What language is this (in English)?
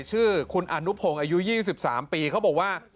Thai